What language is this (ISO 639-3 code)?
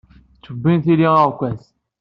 kab